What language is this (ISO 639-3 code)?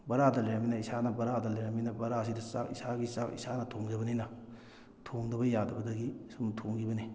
mni